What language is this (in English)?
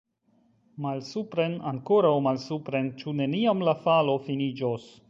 Esperanto